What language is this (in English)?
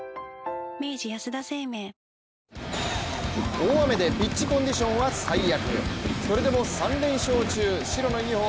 Japanese